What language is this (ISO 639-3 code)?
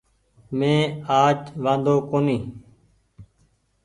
gig